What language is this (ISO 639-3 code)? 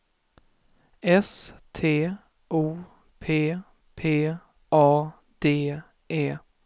swe